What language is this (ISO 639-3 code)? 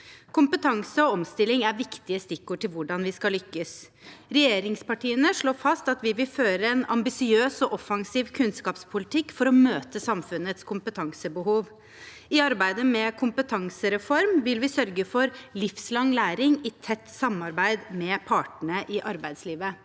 nor